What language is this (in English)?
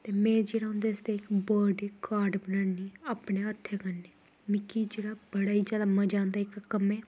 Dogri